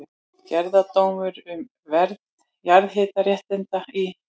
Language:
Icelandic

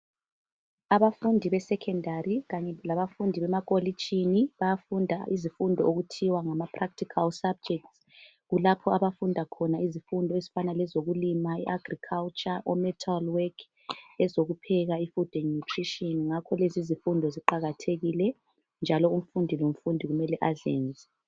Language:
North Ndebele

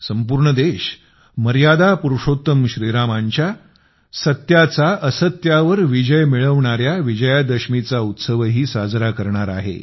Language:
Marathi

